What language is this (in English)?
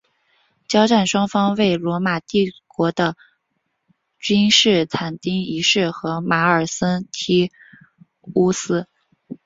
Chinese